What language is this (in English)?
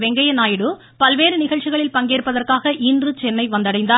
Tamil